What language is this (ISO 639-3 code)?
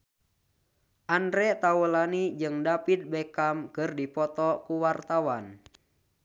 sun